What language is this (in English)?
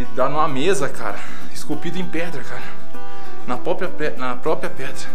Portuguese